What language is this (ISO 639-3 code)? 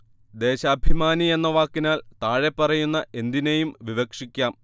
mal